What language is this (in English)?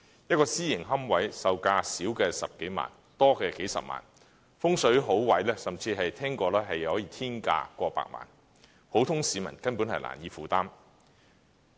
Cantonese